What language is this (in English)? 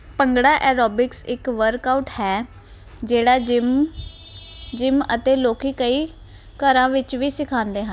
Punjabi